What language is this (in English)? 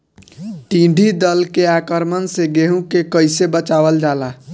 Bhojpuri